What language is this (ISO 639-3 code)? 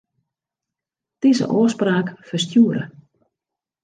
fry